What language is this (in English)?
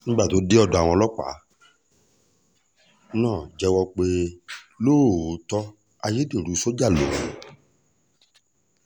Yoruba